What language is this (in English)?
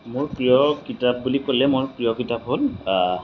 Assamese